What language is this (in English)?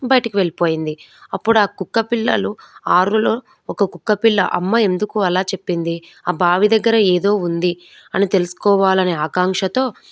Telugu